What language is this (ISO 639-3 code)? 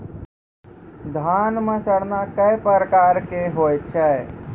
mai